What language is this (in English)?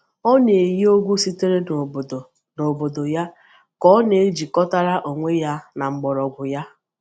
Igbo